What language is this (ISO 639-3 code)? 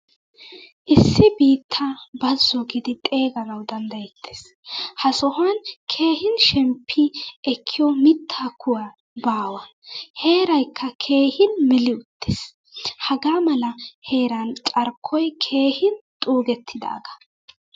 wal